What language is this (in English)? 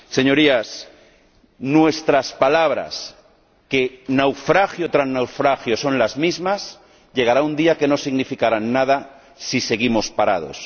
Spanish